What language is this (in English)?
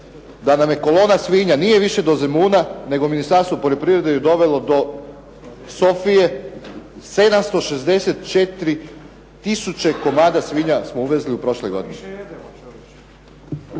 Croatian